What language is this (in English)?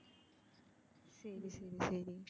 Tamil